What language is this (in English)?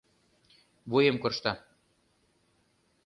Mari